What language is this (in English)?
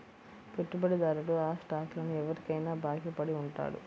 Telugu